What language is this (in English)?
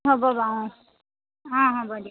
Assamese